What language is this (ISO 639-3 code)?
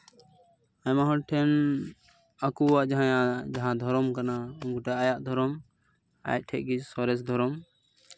sat